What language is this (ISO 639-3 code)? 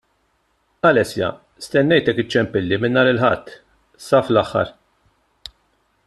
mlt